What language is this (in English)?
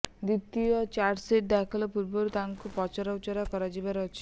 Odia